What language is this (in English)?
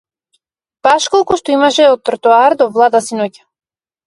Macedonian